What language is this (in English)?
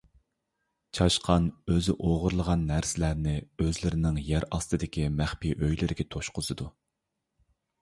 Uyghur